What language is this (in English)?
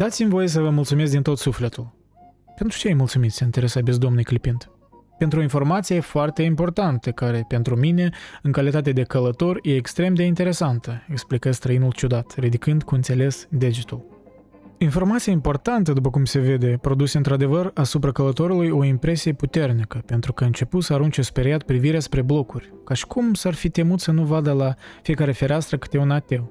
Romanian